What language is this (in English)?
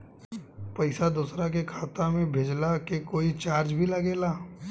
Bhojpuri